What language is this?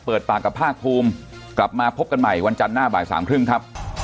Thai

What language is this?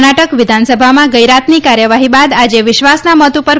Gujarati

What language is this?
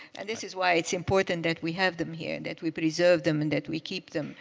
English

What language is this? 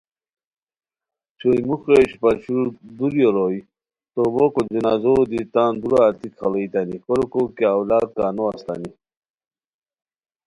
Khowar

